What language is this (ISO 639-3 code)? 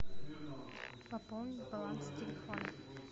rus